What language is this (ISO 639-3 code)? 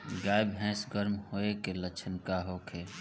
bho